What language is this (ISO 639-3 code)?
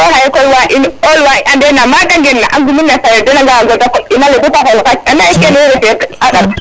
srr